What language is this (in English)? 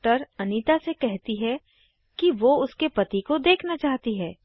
Hindi